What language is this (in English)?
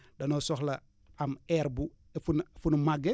Wolof